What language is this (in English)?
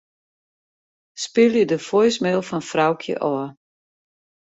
Western Frisian